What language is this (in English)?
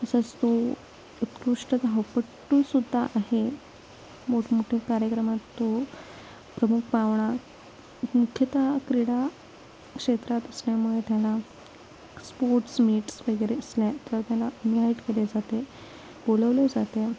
Marathi